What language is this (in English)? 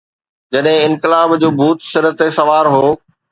Sindhi